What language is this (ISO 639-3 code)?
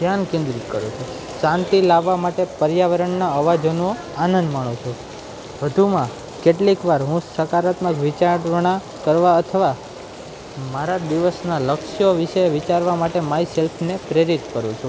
guj